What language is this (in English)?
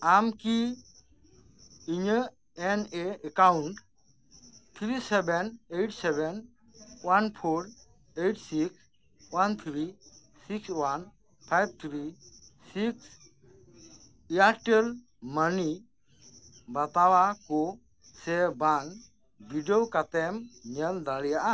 Santali